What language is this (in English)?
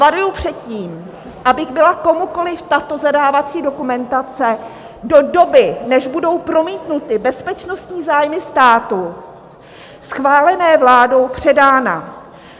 Czech